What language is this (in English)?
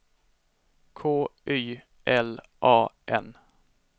Swedish